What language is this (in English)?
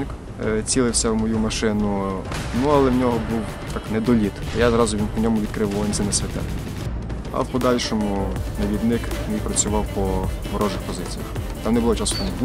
Ukrainian